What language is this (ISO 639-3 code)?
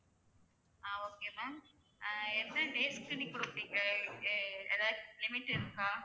tam